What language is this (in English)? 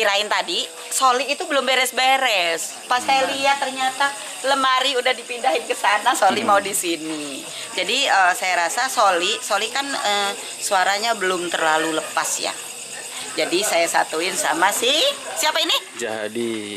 Indonesian